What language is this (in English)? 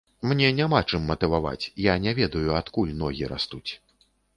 Belarusian